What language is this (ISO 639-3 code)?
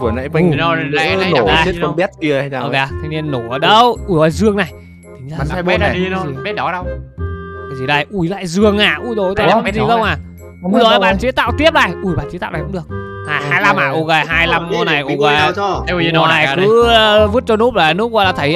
vie